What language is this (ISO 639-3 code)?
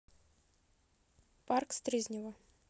rus